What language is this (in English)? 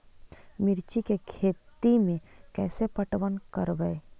Magahi